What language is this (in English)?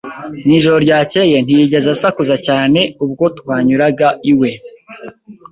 Kinyarwanda